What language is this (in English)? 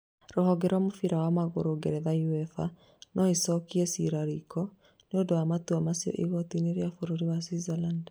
Kikuyu